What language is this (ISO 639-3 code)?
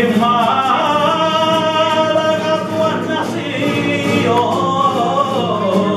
spa